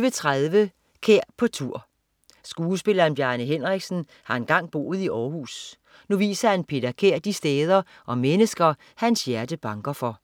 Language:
Danish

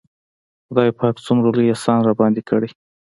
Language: Pashto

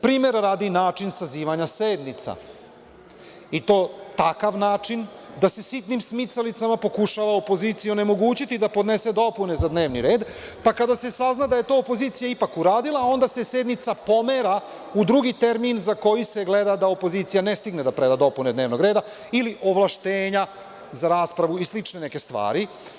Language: Serbian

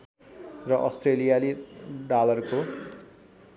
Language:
Nepali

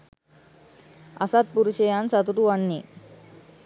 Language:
Sinhala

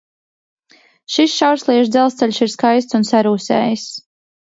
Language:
Latvian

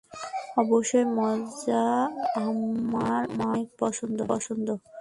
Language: Bangla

